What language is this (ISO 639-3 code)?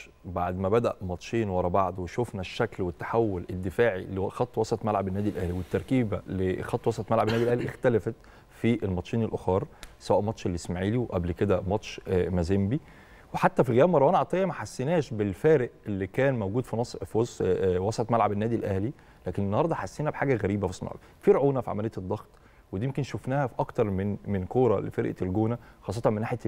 ara